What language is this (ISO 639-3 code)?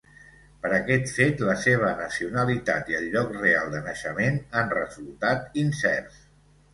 cat